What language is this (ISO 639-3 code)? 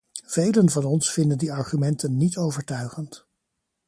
nld